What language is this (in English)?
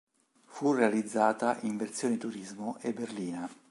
Italian